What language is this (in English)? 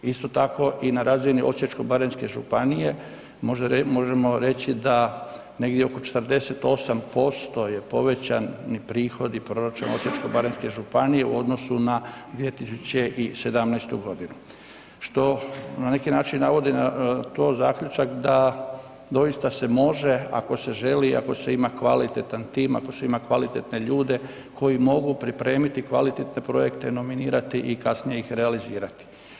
Croatian